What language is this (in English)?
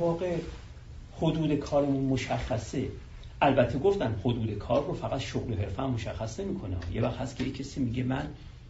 Persian